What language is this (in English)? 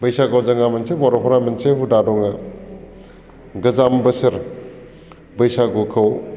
Bodo